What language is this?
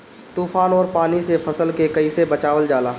Bhojpuri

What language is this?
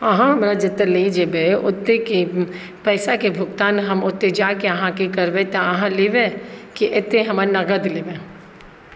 Maithili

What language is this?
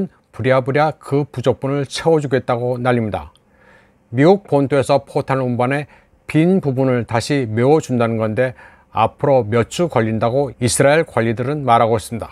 Korean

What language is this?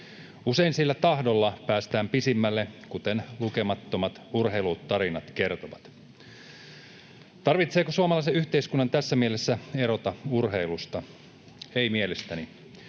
Finnish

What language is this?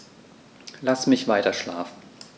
German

